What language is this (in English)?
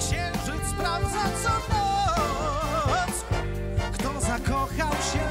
Polish